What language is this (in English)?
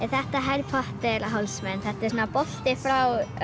Icelandic